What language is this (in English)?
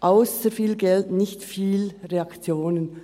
Swiss German